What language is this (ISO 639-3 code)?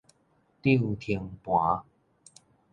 nan